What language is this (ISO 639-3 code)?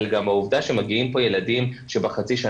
heb